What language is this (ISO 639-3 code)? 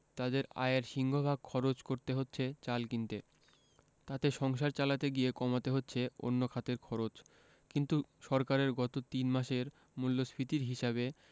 ben